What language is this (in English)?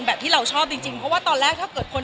Thai